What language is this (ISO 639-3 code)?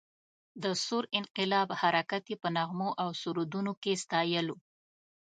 pus